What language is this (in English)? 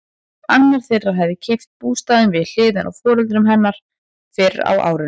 Icelandic